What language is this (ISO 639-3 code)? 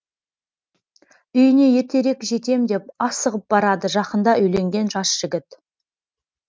kaz